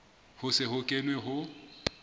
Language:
Southern Sotho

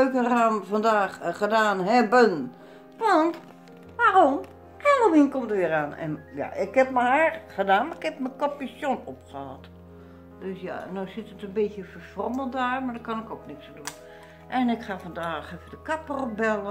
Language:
Dutch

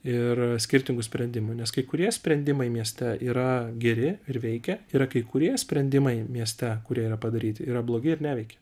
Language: Lithuanian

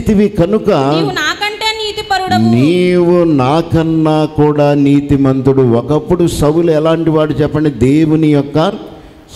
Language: Telugu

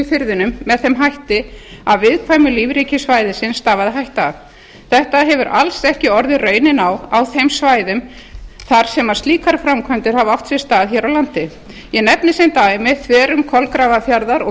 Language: Icelandic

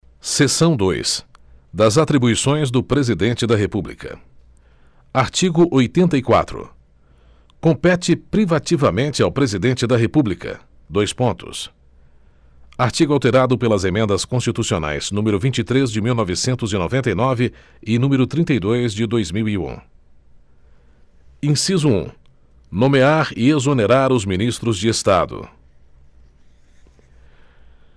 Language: Portuguese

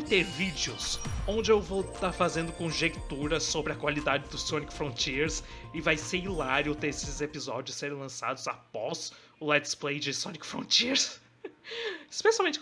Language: Portuguese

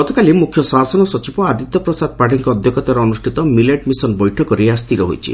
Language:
Odia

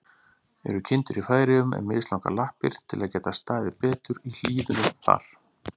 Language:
Icelandic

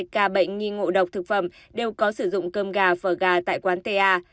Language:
Vietnamese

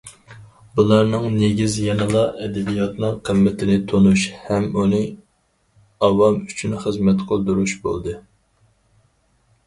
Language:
Uyghur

